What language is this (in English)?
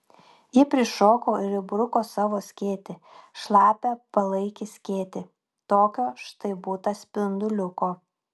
Lithuanian